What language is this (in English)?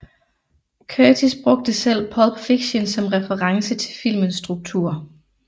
Danish